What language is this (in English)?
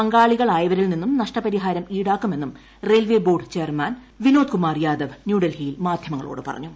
Malayalam